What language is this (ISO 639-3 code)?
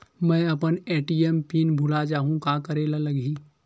hne